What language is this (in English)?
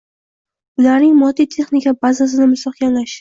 Uzbek